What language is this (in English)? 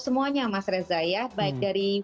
Indonesian